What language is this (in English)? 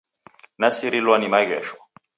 Taita